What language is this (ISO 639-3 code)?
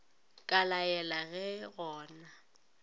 nso